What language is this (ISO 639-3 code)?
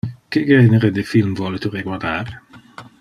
ina